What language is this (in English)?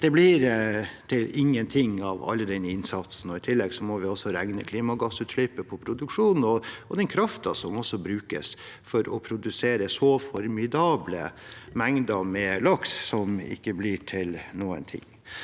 Norwegian